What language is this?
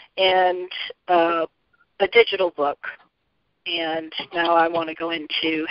English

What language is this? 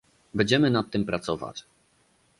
Polish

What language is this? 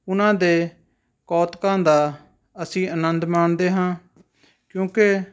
Punjabi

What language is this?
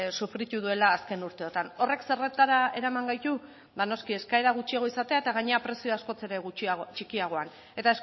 Basque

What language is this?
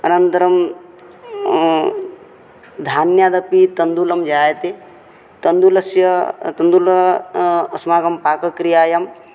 Sanskrit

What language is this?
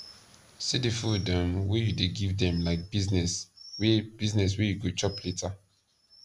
Nigerian Pidgin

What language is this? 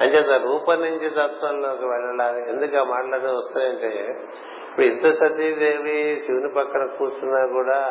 Telugu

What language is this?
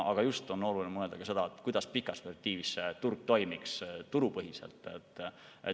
Estonian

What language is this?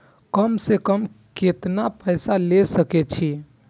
Maithili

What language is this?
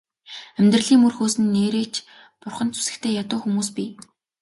Mongolian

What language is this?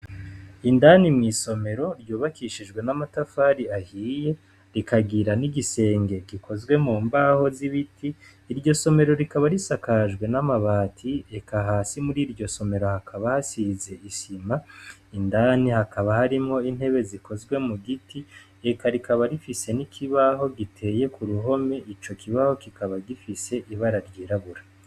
Rundi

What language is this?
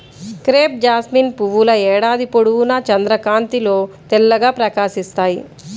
Telugu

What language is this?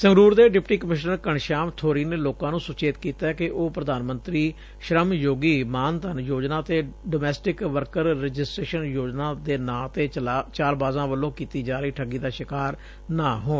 Punjabi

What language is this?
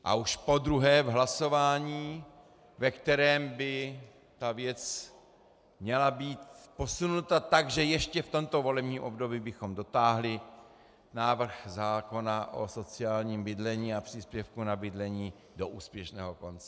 Czech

